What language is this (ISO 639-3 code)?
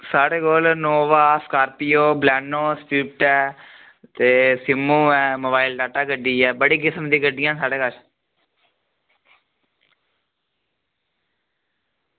doi